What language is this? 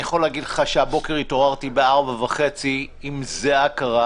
Hebrew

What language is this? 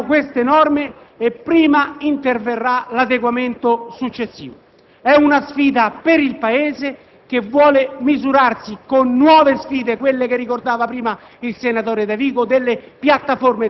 Italian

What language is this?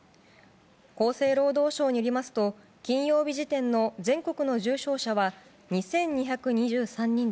Japanese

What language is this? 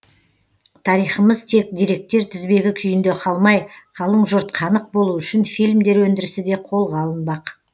Kazakh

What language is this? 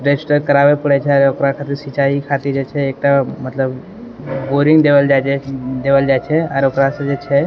Maithili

